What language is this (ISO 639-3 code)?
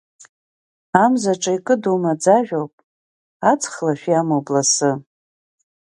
abk